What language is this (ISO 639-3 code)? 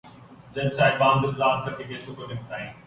urd